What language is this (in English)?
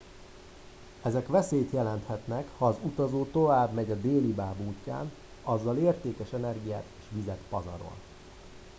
Hungarian